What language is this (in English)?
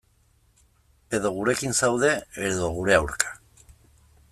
Basque